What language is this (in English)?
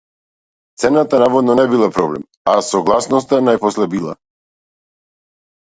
Macedonian